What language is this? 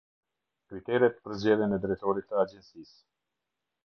Albanian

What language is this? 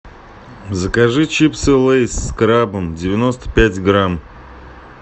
Russian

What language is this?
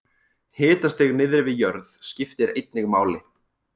Icelandic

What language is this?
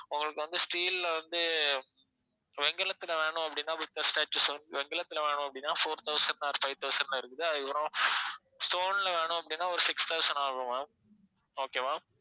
Tamil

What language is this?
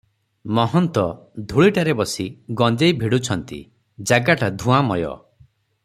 Odia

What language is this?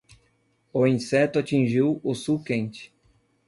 Portuguese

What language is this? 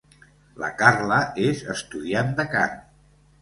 Catalan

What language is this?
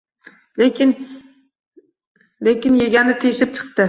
Uzbek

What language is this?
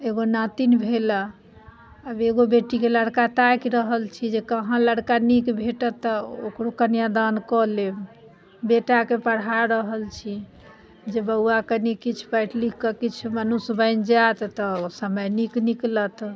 Maithili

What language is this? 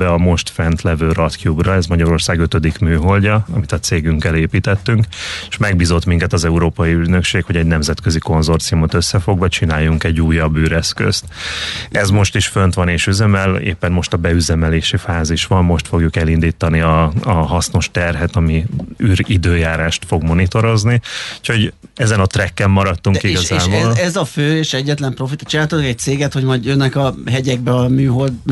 Hungarian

